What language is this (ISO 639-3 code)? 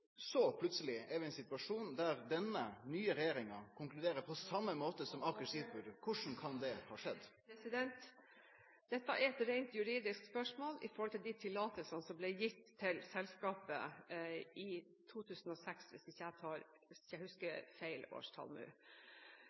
nor